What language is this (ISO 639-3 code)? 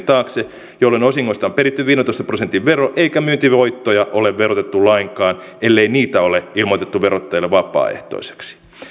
fin